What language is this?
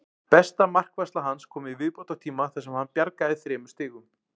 Icelandic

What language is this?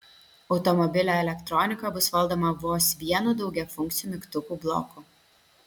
Lithuanian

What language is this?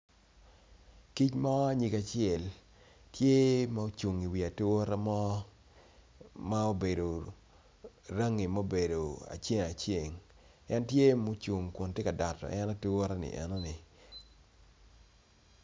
Acoli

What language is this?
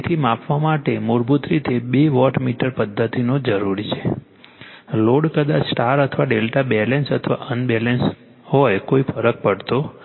Gujarati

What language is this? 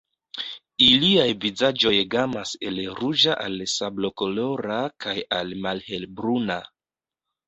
Esperanto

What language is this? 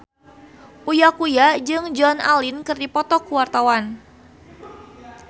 Sundanese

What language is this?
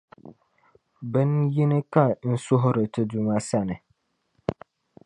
Dagbani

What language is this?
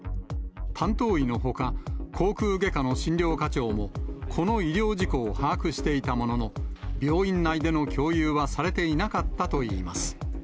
Japanese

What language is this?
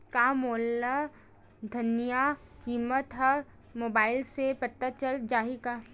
Chhattisgarhi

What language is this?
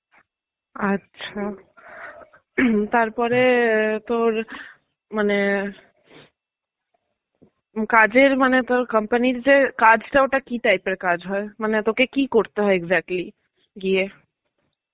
Bangla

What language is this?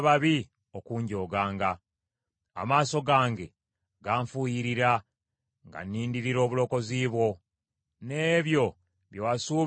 Ganda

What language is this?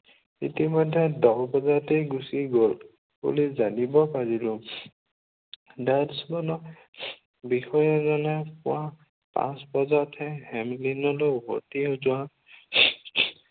Assamese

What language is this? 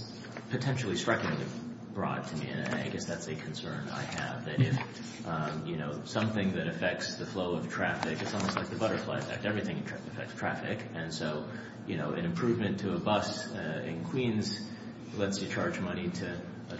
English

